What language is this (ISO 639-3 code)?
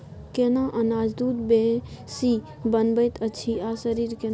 mai